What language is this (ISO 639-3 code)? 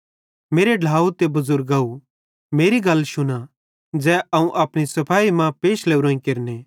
bhd